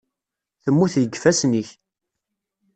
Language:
Kabyle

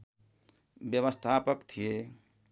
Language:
Nepali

